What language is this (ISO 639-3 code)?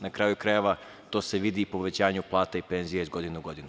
srp